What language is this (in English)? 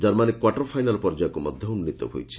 Odia